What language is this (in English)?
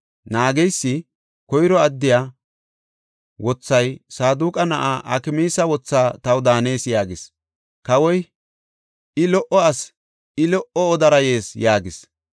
Gofa